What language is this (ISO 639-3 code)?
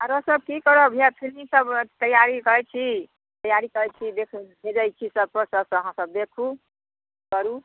mai